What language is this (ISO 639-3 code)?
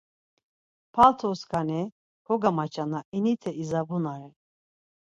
lzz